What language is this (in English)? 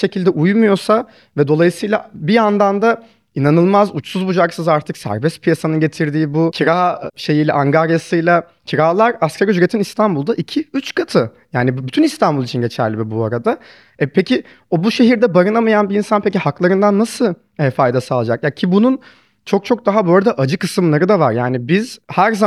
Turkish